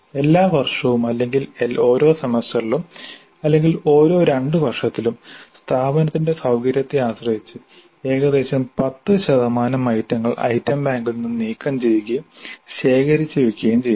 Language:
Malayalam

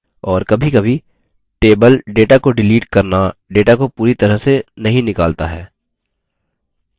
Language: Hindi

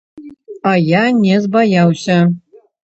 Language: Belarusian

